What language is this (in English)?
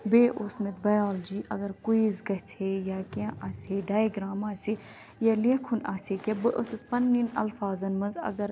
Kashmiri